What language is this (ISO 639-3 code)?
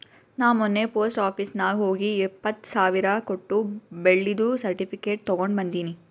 kan